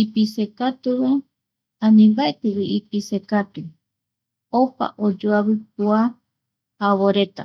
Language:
Eastern Bolivian Guaraní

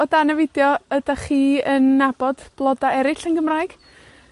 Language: Welsh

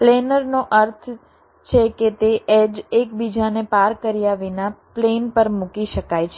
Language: Gujarati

